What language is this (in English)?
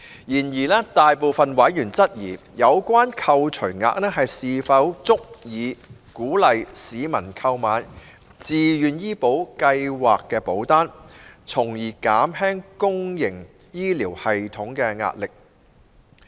Cantonese